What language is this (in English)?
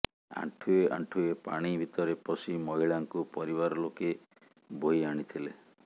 Odia